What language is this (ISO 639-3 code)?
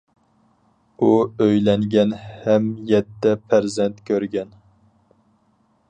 uig